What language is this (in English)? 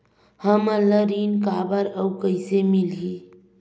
Chhattisgarhi